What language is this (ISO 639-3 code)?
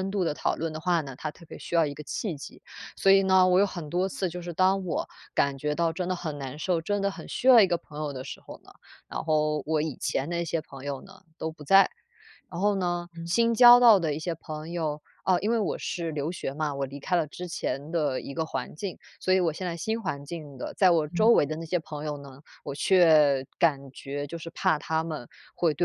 zho